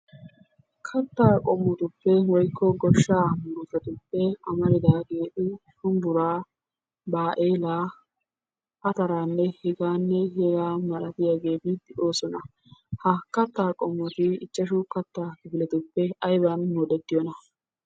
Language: Wolaytta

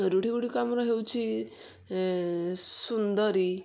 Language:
Odia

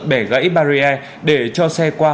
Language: Vietnamese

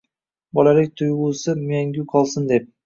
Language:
Uzbek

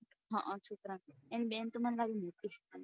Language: Gujarati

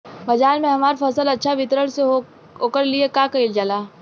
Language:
Bhojpuri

